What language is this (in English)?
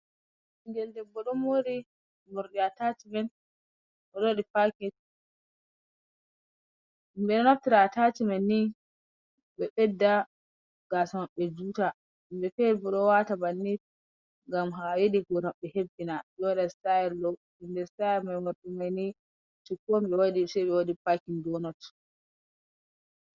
Fula